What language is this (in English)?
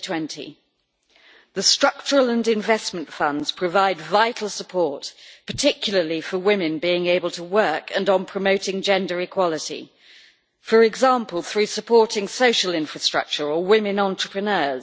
English